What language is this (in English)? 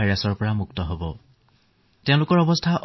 Assamese